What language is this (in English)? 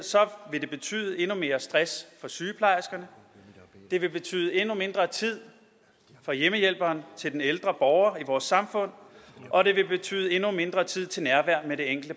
Danish